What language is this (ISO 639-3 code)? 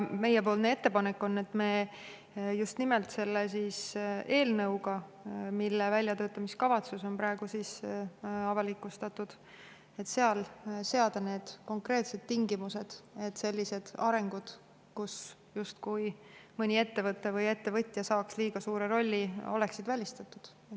est